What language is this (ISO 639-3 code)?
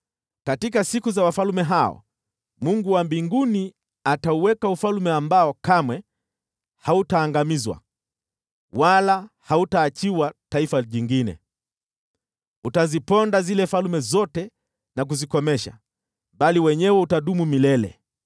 swa